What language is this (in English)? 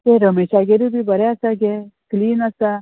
Konkani